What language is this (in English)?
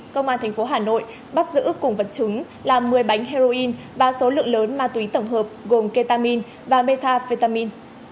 Vietnamese